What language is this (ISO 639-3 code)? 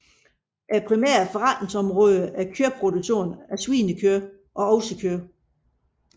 dan